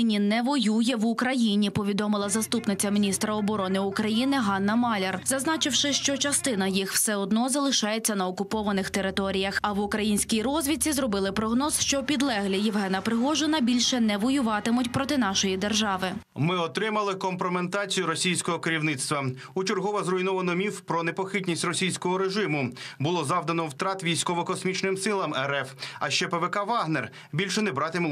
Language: Ukrainian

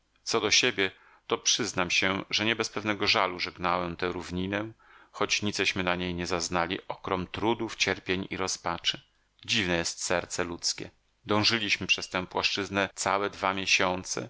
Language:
Polish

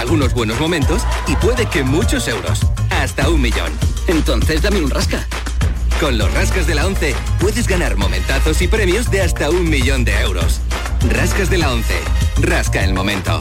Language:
Spanish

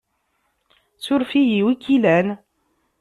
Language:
Kabyle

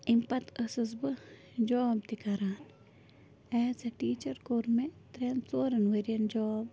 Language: Kashmiri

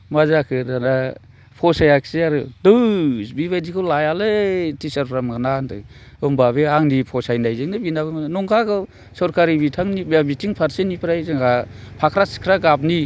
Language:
Bodo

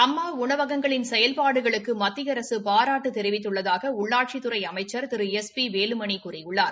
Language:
Tamil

